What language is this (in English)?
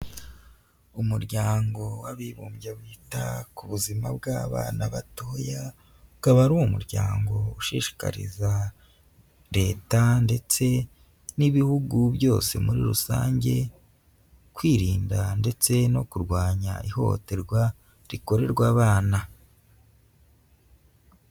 Kinyarwanda